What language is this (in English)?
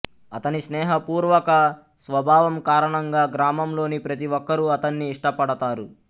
Telugu